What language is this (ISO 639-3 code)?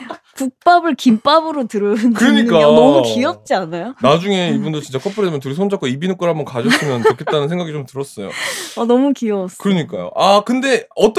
kor